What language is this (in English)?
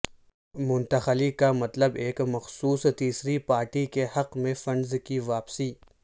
Urdu